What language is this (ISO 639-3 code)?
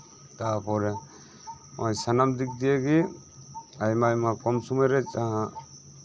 sat